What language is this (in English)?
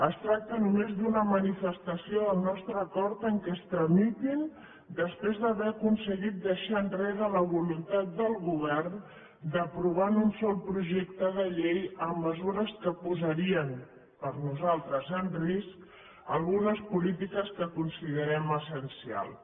Catalan